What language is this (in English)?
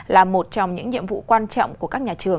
Vietnamese